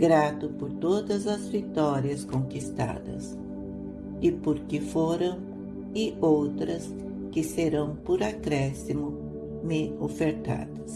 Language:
Portuguese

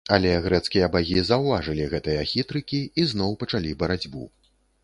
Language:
Belarusian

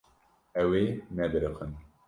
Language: Kurdish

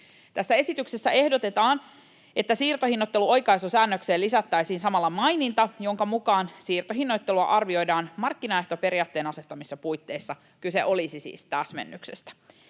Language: Finnish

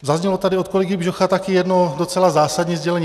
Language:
Czech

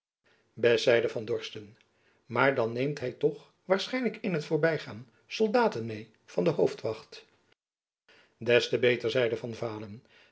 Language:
Dutch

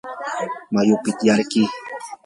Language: Yanahuanca Pasco Quechua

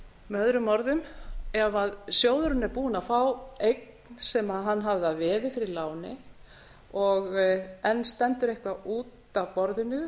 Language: Icelandic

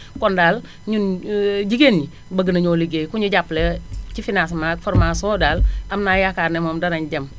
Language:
Wolof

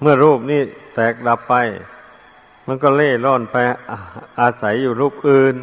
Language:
Thai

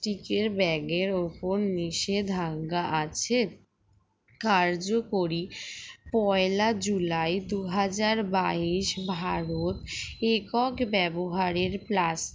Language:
Bangla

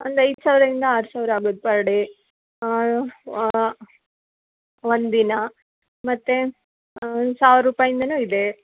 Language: Kannada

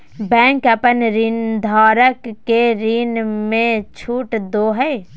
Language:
Magahi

